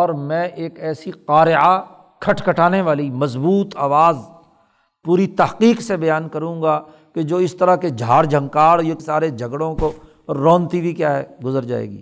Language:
Urdu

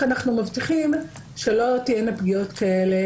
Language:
Hebrew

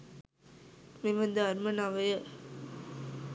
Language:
Sinhala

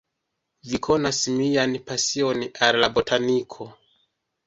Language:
Esperanto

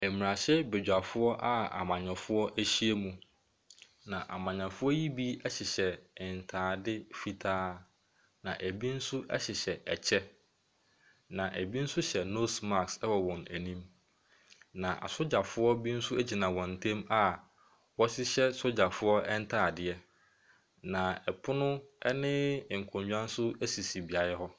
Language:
Akan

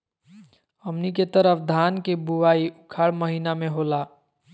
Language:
Magahi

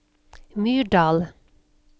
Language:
Norwegian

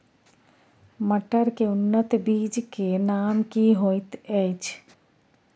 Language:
Maithili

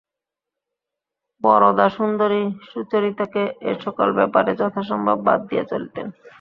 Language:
Bangla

